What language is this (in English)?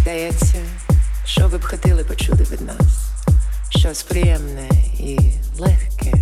Ukrainian